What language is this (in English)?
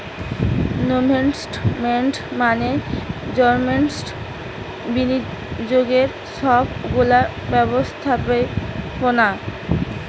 Bangla